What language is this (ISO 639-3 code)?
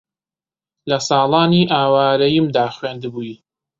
ckb